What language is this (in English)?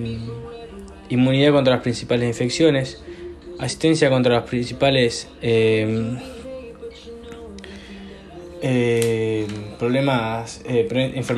Spanish